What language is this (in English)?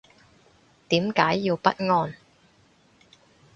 Cantonese